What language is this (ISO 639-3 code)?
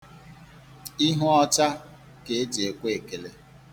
ibo